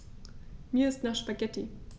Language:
German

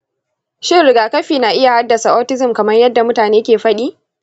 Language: Hausa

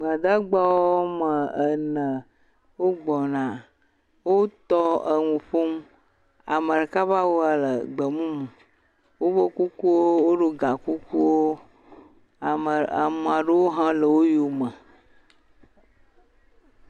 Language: Ewe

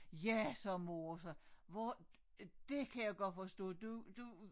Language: Danish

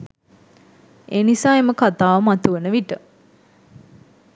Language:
Sinhala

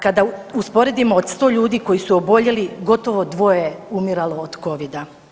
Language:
Croatian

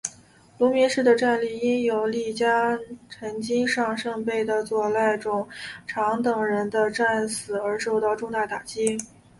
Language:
Chinese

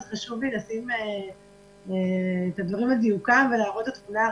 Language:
Hebrew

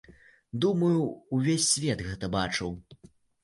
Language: Belarusian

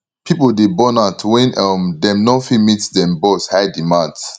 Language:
Nigerian Pidgin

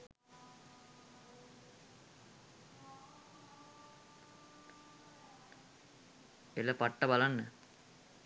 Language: Sinhala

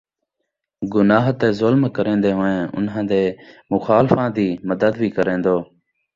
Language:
Saraiki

